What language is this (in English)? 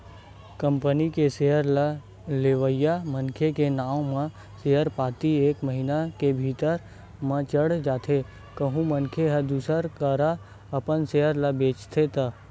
Chhattisgarhi